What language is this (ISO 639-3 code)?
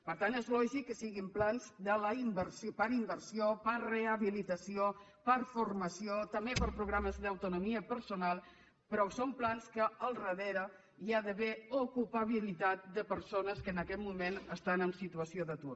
cat